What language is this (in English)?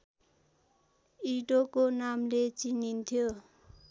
Nepali